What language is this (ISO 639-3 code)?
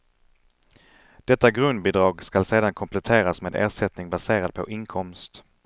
swe